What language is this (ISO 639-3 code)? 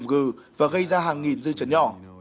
vie